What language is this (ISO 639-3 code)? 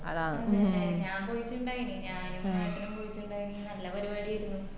mal